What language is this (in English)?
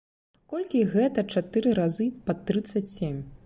Belarusian